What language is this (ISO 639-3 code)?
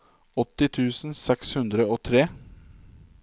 nor